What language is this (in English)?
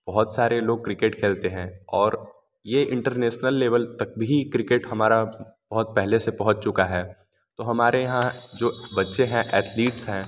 Hindi